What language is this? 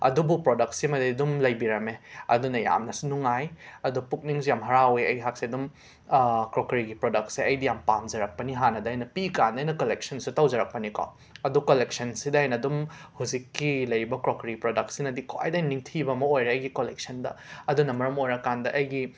Manipuri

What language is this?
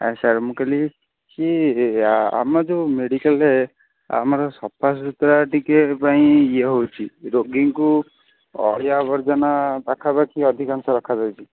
Odia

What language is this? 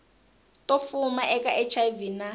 Tsonga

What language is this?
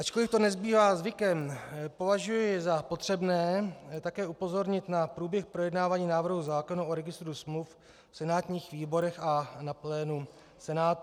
Czech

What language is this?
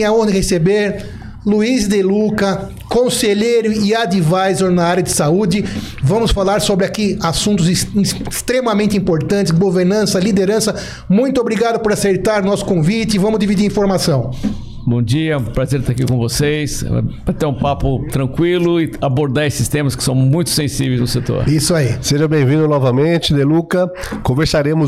Portuguese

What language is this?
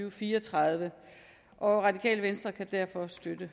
Danish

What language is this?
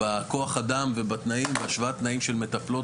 Hebrew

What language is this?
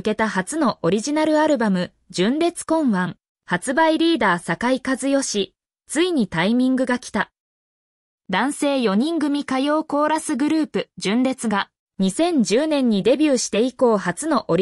Japanese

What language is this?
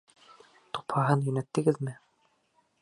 Bashkir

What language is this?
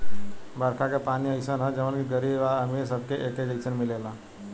Bhojpuri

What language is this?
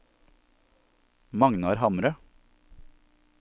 Norwegian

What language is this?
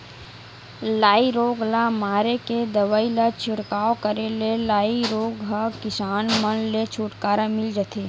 Chhattisgarhi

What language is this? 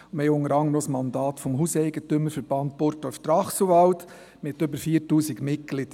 Swiss German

